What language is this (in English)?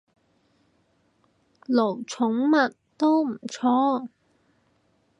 Cantonese